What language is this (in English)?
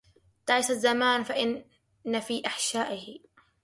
Arabic